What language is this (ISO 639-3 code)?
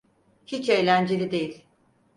tur